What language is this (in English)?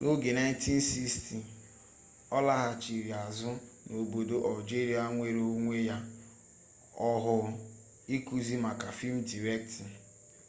Igbo